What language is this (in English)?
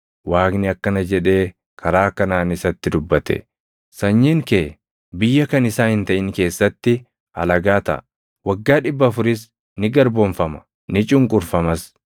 Oromo